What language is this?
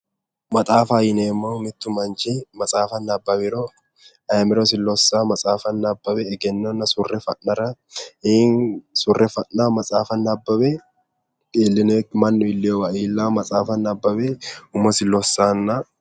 Sidamo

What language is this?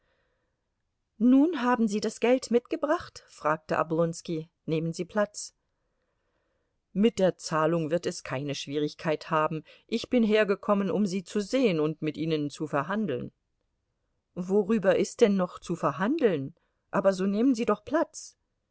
German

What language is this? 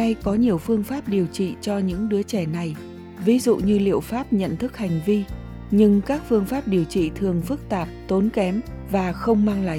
Vietnamese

